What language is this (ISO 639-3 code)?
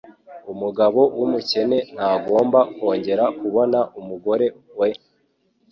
kin